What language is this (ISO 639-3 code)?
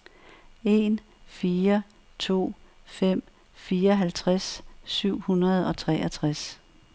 dan